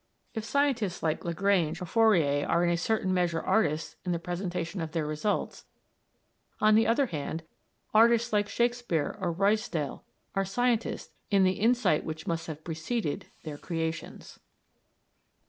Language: English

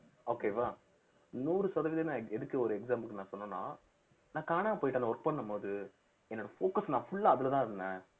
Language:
Tamil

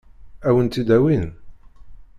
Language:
Kabyle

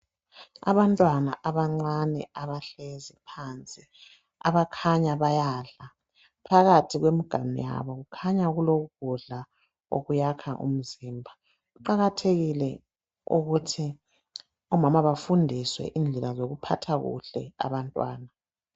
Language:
North Ndebele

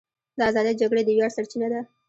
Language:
Pashto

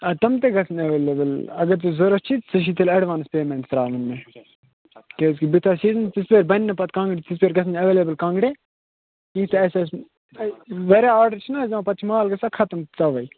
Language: Kashmiri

